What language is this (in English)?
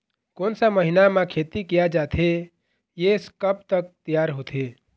Chhattisgarhi